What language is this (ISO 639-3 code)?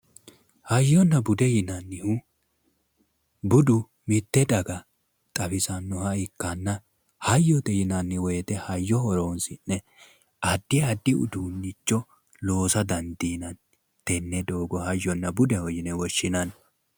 sid